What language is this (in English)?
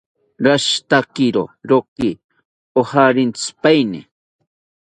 South Ucayali Ashéninka